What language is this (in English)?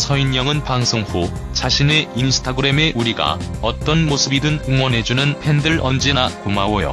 Korean